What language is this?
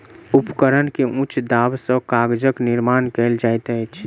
Maithili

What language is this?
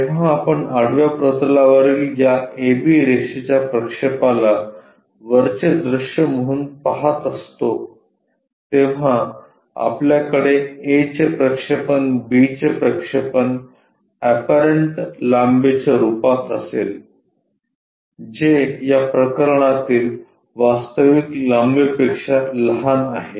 Marathi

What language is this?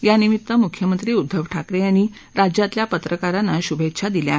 Marathi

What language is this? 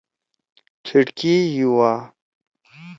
Torwali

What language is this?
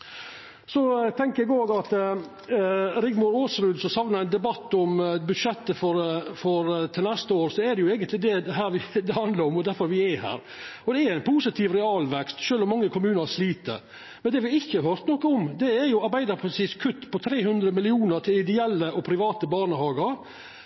Norwegian Nynorsk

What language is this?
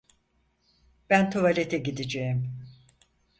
Turkish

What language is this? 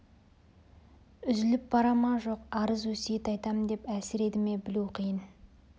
Kazakh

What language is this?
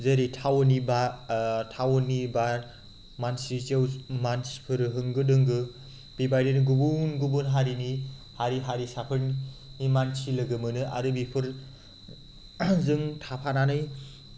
Bodo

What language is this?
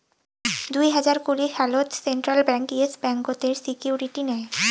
Bangla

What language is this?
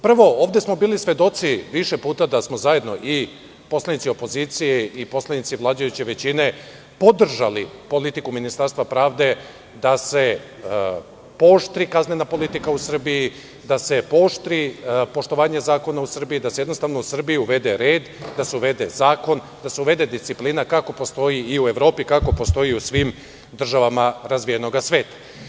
Serbian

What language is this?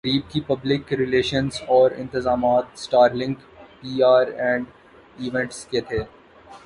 Urdu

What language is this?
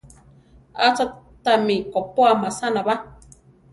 Central Tarahumara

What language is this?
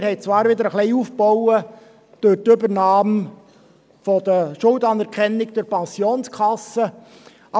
Swiss German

